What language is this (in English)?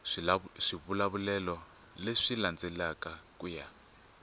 Tsonga